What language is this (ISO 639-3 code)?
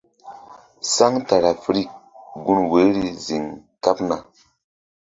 mdd